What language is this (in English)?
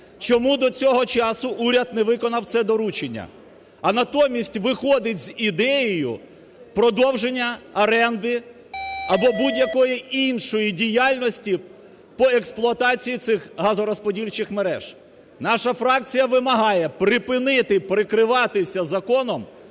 Ukrainian